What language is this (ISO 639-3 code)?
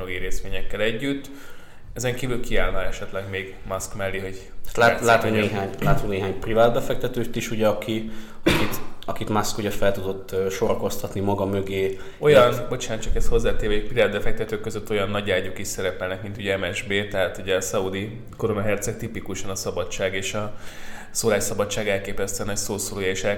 hun